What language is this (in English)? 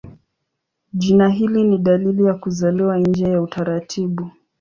Swahili